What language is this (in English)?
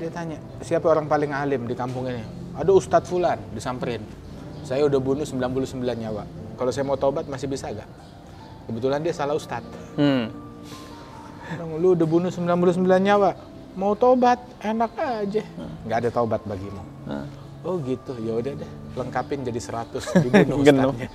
Indonesian